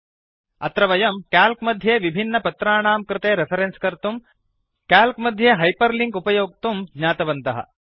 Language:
Sanskrit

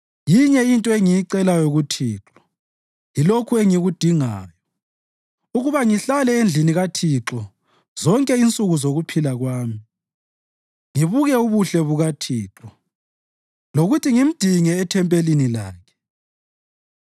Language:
North Ndebele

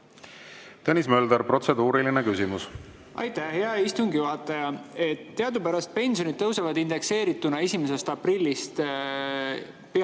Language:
Estonian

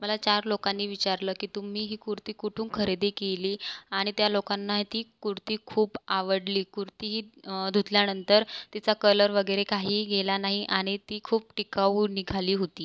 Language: Marathi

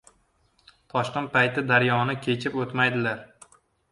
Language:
Uzbek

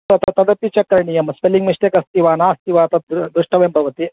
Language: Sanskrit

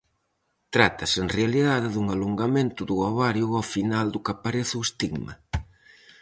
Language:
Galician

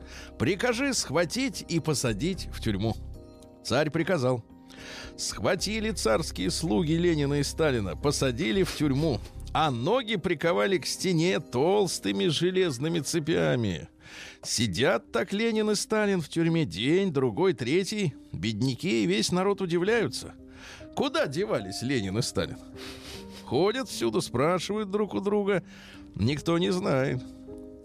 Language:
Russian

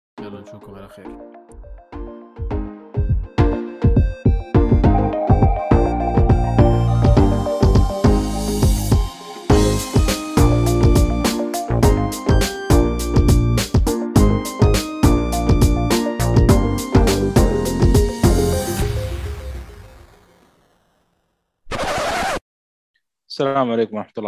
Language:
Arabic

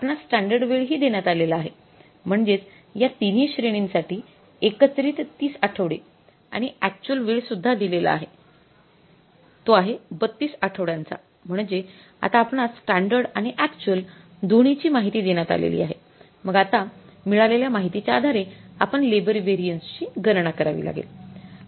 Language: Marathi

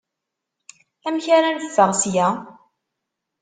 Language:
Kabyle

